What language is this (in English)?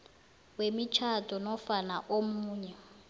South Ndebele